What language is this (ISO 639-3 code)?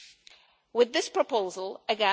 eng